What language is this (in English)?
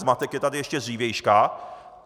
Czech